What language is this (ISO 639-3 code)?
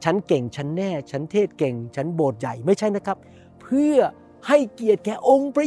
tha